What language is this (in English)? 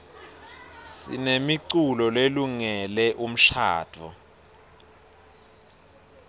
Swati